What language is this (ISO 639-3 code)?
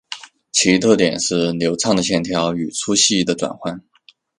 zho